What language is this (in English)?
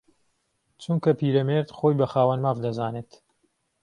Central Kurdish